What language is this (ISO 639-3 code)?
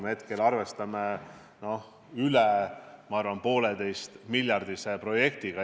est